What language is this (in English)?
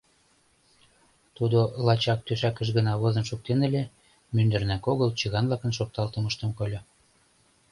Mari